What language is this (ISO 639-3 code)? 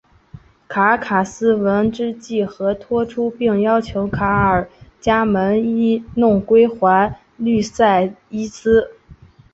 zho